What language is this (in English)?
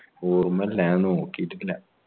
Malayalam